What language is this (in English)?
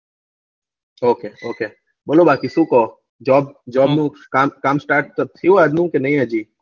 Gujarati